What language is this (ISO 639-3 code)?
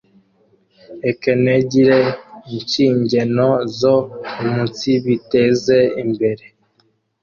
kin